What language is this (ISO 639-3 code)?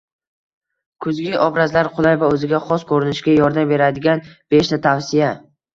uzb